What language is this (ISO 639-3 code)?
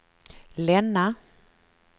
swe